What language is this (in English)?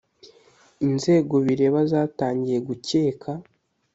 Kinyarwanda